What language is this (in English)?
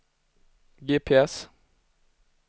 Swedish